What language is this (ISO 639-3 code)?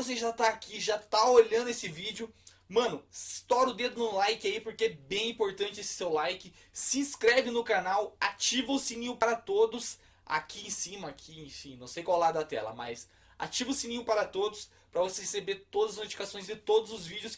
por